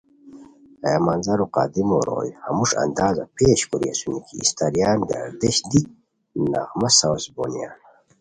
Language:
Khowar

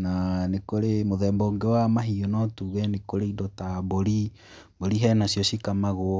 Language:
Kikuyu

